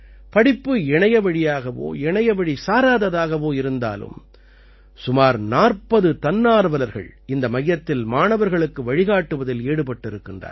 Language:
Tamil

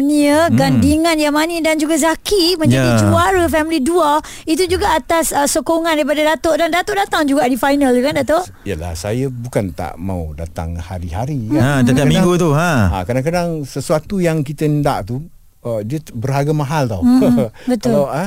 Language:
Malay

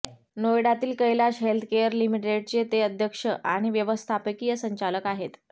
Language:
Marathi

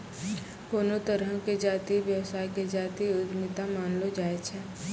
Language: Maithili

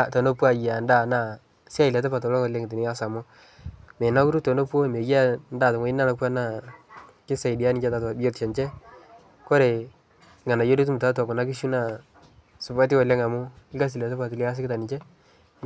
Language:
Masai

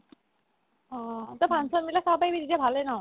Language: Assamese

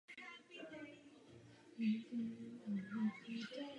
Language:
Czech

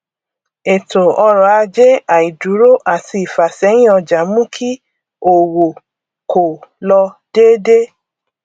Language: Yoruba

